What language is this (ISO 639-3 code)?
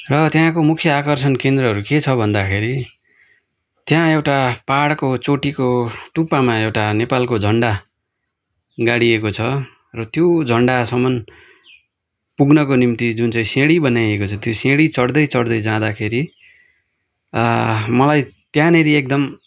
nep